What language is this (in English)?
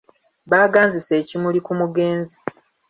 Ganda